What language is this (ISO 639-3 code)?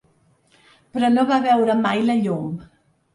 cat